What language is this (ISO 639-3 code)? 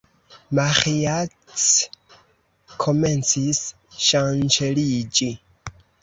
epo